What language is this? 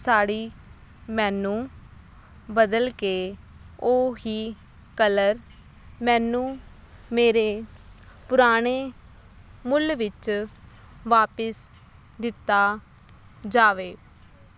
Punjabi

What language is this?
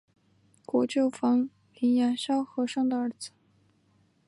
Chinese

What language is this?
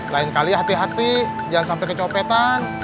Indonesian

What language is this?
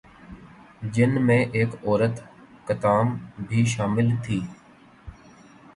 Urdu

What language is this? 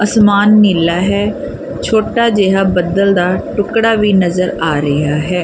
Punjabi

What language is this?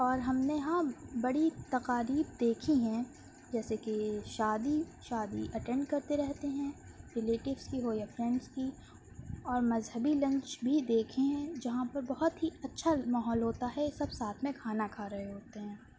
Urdu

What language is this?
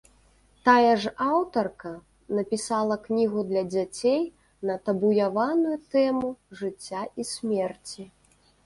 Belarusian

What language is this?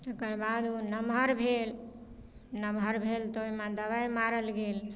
Maithili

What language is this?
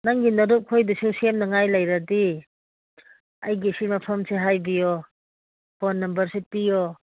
Manipuri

